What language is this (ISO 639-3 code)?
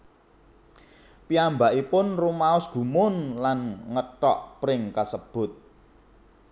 jav